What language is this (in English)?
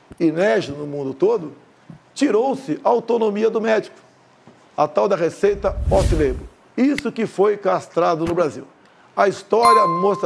Portuguese